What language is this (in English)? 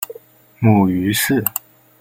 Chinese